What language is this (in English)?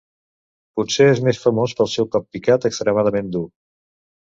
Catalan